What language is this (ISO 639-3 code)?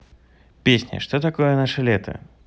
rus